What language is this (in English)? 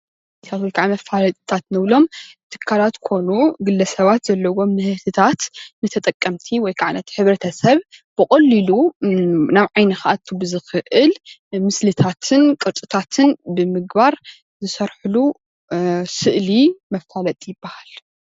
Tigrinya